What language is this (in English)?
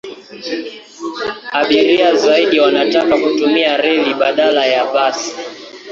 Swahili